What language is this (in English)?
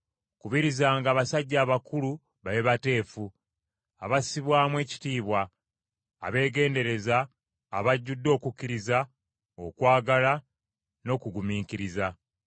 Ganda